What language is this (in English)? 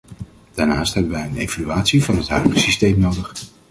Dutch